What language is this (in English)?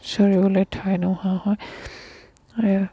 Assamese